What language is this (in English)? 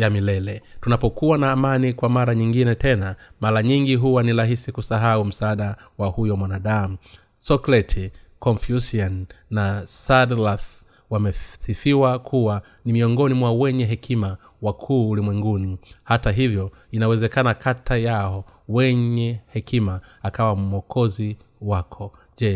Swahili